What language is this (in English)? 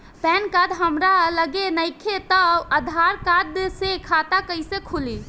Bhojpuri